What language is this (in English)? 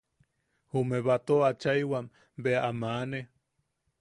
Yaqui